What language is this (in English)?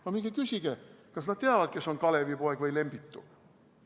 Estonian